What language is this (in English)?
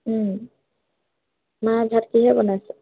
Assamese